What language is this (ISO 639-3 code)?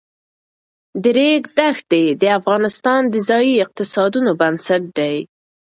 pus